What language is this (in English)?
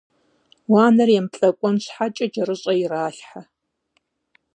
Kabardian